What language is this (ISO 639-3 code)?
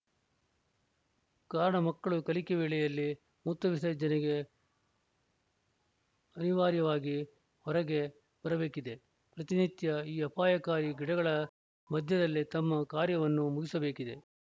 kan